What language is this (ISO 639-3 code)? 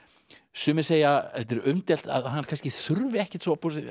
isl